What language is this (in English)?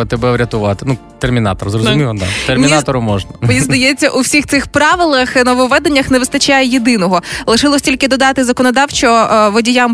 Ukrainian